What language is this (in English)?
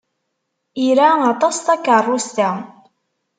Kabyle